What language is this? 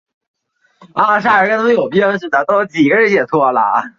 Chinese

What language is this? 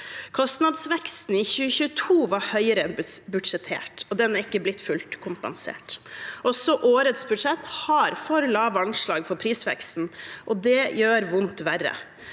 Norwegian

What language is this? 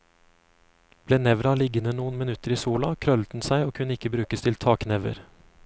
Norwegian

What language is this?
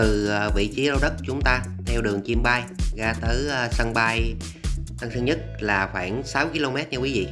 Vietnamese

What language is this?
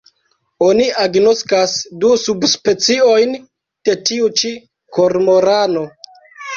Esperanto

